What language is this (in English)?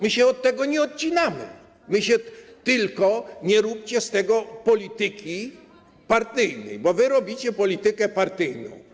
Polish